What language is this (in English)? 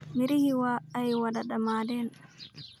Somali